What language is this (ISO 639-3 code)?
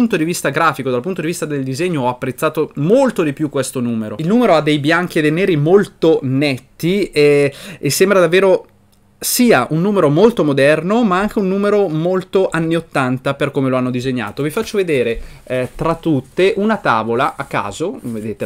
ita